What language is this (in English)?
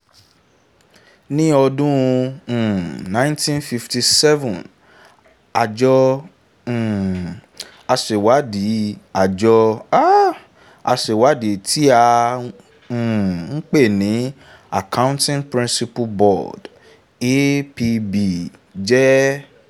Yoruba